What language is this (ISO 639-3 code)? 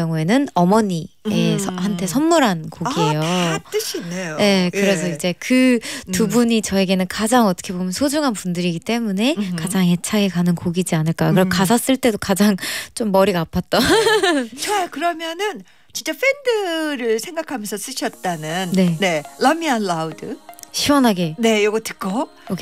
kor